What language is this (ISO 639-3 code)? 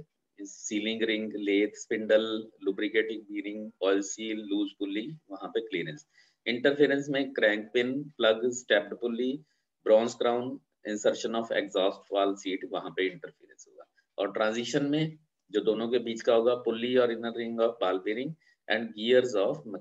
hin